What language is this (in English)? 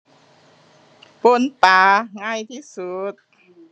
Thai